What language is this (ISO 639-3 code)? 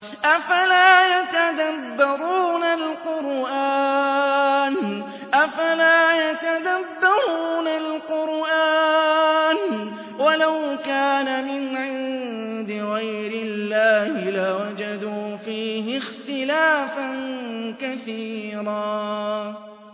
ara